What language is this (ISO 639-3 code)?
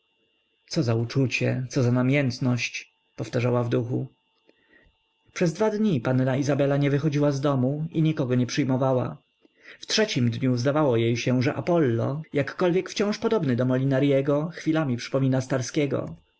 pol